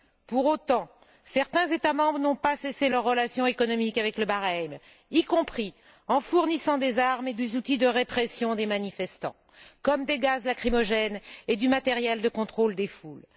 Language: French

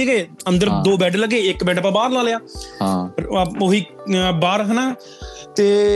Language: Punjabi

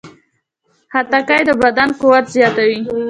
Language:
Pashto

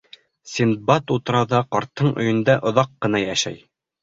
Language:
Bashkir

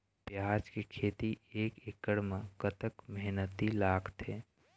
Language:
Chhattisgarhi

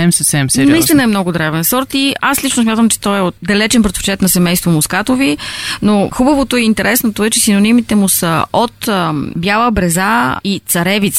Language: Bulgarian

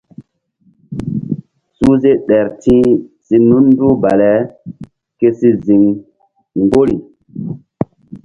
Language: Mbum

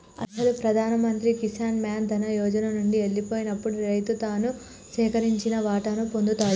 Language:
Telugu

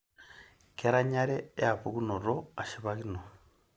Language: Masai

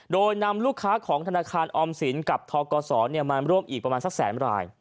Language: Thai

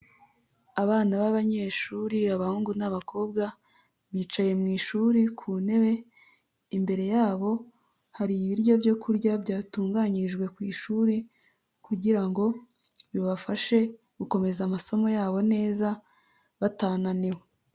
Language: Kinyarwanda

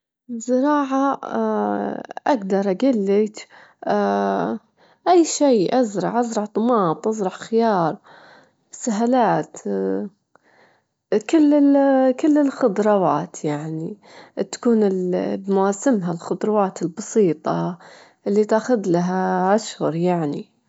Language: Gulf Arabic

